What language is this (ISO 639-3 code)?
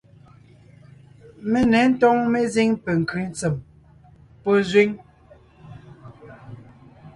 nnh